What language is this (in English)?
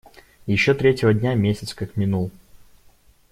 Russian